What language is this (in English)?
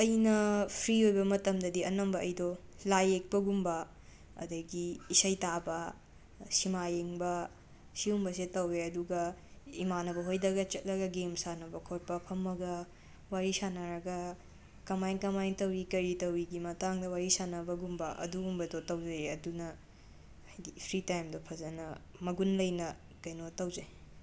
Manipuri